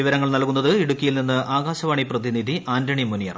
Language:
Malayalam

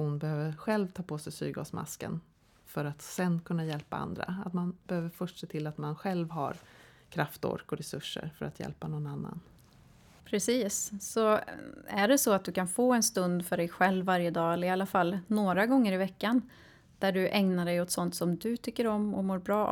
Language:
Swedish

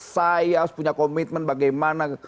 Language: Indonesian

